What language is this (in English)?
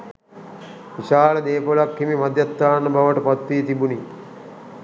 Sinhala